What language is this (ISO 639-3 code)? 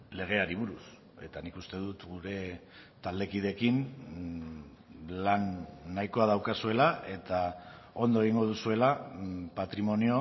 eus